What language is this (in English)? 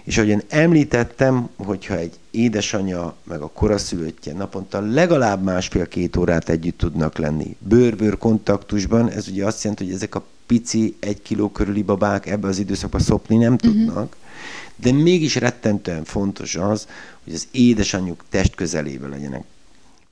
Hungarian